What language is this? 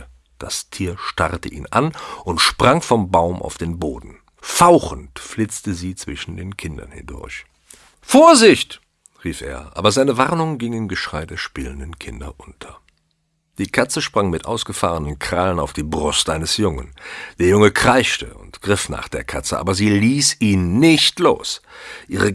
German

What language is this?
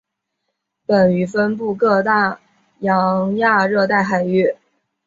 Chinese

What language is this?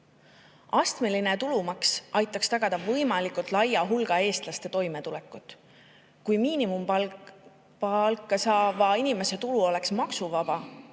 Estonian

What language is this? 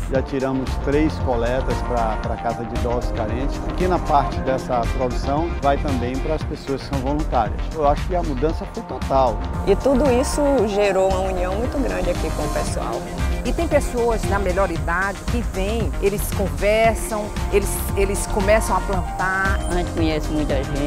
Portuguese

